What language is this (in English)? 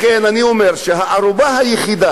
Hebrew